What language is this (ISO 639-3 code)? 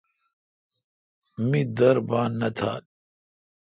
xka